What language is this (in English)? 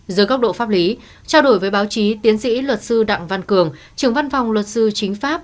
Vietnamese